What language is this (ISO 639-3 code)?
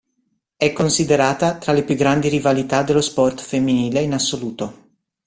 ita